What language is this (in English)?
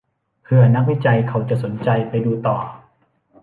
Thai